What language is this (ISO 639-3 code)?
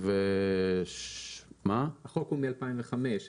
heb